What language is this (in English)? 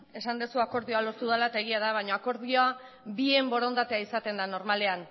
Basque